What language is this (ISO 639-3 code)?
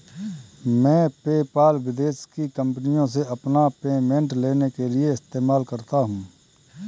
hin